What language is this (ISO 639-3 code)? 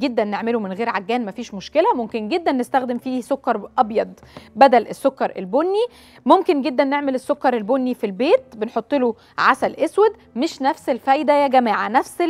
ara